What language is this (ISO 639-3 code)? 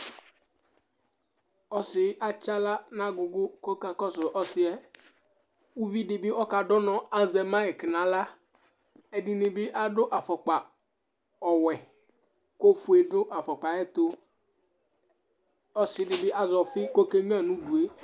kpo